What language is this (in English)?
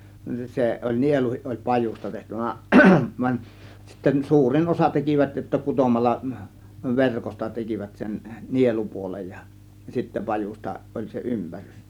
Finnish